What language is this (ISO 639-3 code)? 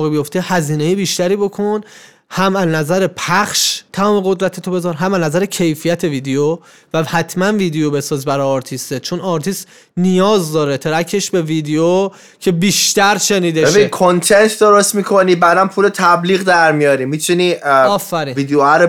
fas